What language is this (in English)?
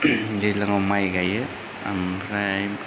Bodo